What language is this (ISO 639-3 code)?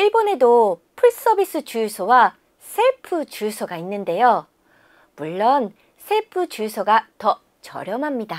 kor